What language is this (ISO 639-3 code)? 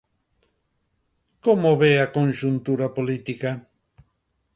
glg